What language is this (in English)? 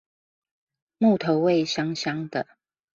Chinese